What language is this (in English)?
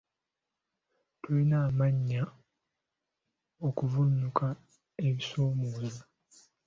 Ganda